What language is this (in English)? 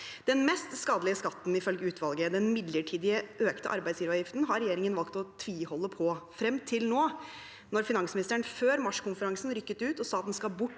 Norwegian